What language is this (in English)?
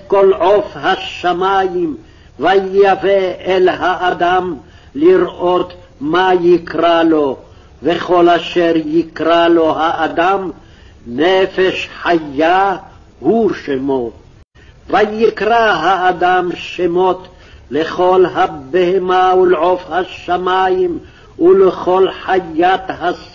Hebrew